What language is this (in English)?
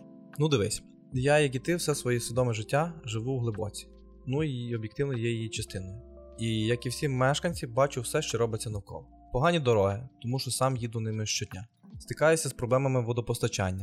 Ukrainian